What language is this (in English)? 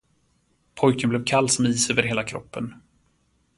Swedish